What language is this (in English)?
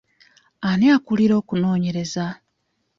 Ganda